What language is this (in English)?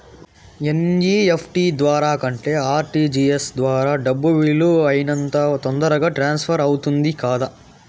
Telugu